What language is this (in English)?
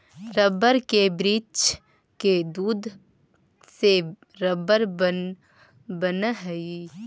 Magahi